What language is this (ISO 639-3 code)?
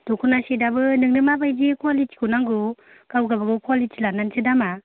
brx